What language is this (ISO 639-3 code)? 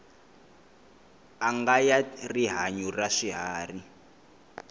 tso